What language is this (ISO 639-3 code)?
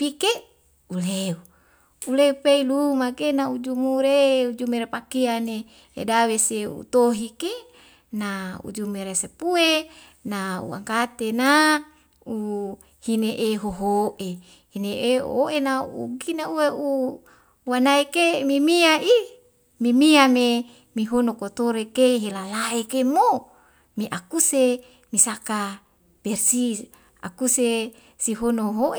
weo